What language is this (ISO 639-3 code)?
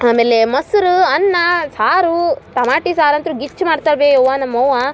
kan